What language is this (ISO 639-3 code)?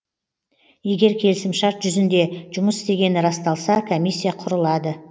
kaz